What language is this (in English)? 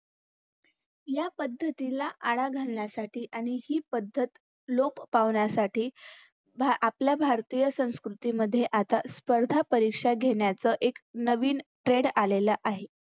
Marathi